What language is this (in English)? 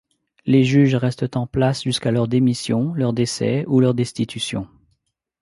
French